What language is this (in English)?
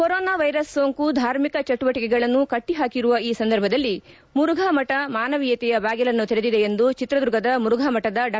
Kannada